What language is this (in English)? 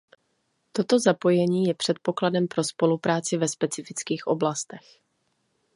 Czech